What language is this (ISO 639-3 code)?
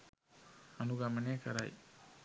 sin